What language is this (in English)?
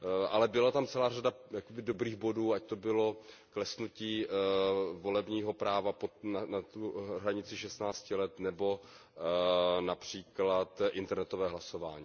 Czech